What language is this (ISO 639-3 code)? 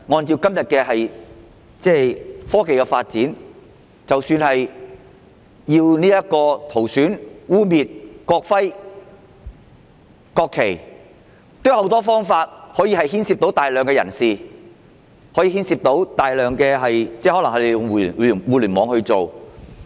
yue